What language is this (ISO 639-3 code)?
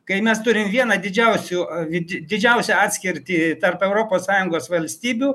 lit